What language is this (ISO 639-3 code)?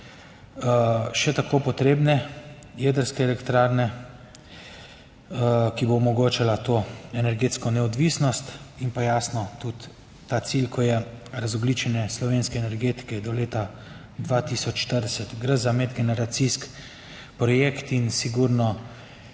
slv